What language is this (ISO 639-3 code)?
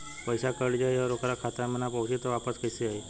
bho